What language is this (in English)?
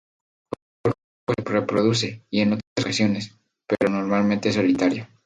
Spanish